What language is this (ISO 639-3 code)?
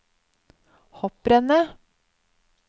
nor